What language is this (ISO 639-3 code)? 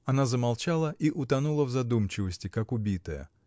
rus